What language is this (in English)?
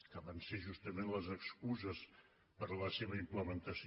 Catalan